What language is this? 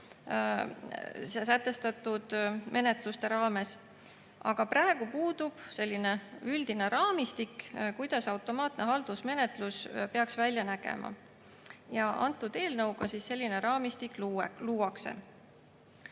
Estonian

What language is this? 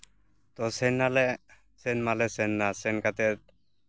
Santali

